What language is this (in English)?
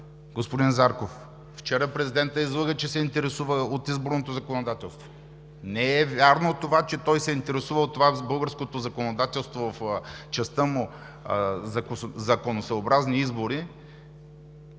Bulgarian